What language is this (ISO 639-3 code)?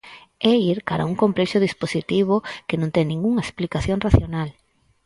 glg